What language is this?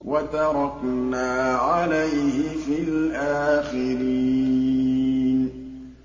Arabic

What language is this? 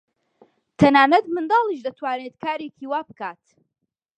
Central Kurdish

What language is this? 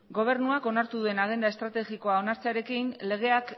Basque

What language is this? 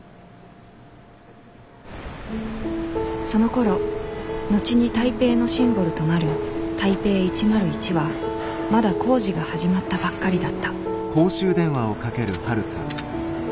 Japanese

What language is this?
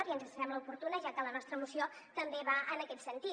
Catalan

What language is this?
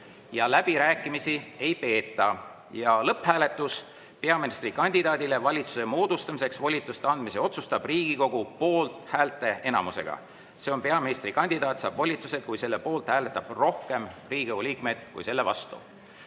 Estonian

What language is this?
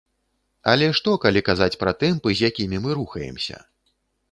Belarusian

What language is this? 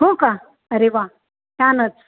Marathi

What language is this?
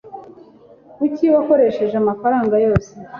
Kinyarwanda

